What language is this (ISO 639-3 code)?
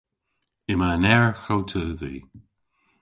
cor